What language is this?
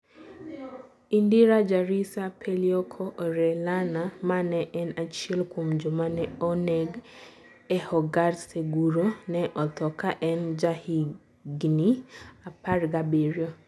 Luo (Kenya and Tanzania)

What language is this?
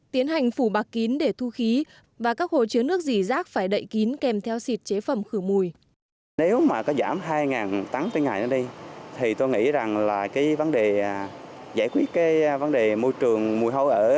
Vietnamese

